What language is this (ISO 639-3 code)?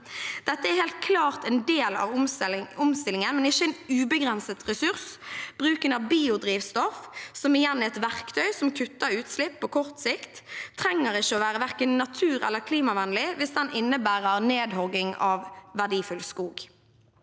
nor